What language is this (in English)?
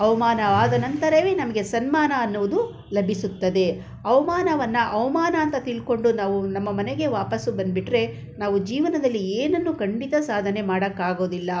Kannada